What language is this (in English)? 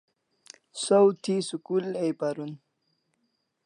Kalasha